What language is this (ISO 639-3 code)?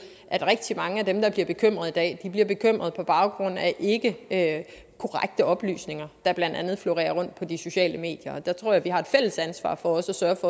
dan